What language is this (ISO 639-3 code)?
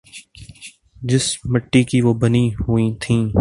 urd